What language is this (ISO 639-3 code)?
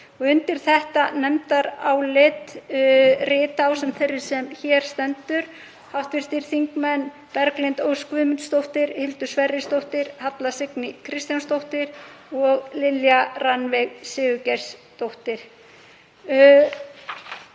isl